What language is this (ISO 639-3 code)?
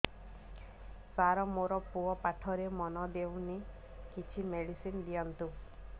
ori